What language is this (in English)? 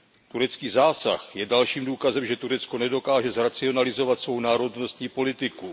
Czech